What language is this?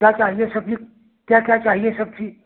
Hindi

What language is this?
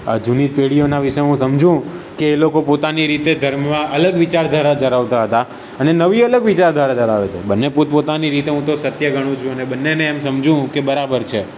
Gujarati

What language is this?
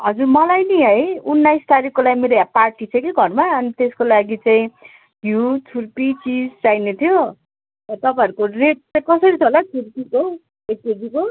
Nepali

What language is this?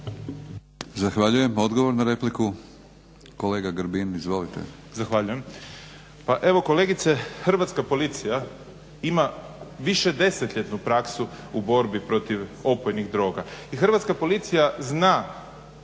Croatian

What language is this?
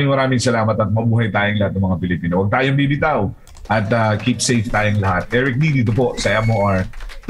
Filipino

